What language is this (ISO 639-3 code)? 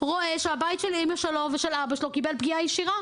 heb